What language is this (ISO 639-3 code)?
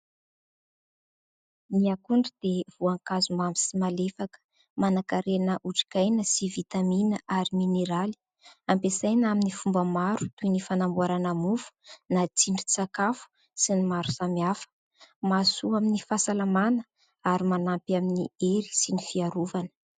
mlg